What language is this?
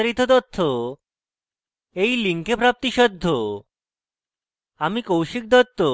Bangla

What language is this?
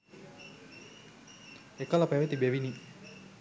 Sinhala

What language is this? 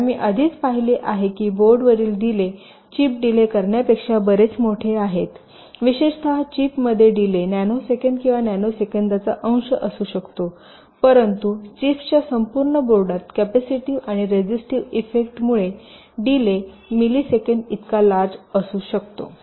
Marathi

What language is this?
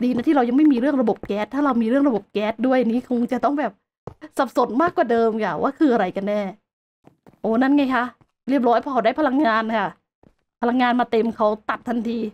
Thai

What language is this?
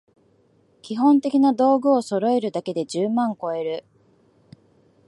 Japanese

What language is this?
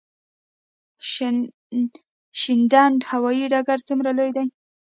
Pashto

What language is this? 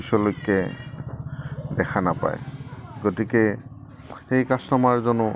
Assamese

